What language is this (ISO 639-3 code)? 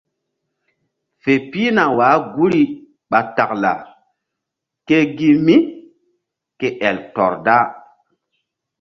mdd